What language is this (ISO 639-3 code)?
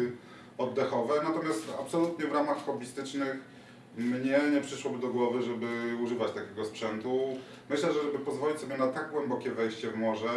pol